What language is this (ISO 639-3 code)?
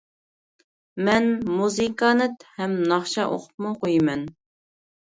uig